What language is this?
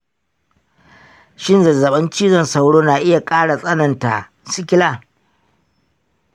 Hausa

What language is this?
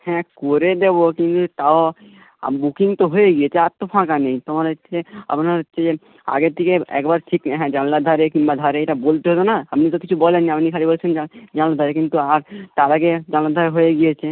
Bangla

